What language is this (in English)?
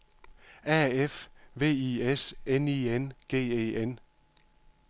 Danish